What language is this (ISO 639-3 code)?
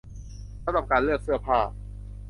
tha